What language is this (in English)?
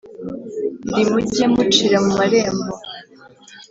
Kinyarwanda